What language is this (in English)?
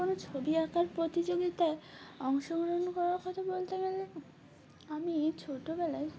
Bangla